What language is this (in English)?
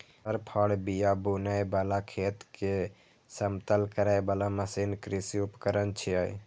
Maithili